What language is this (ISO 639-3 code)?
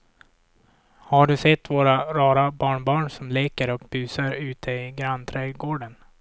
swe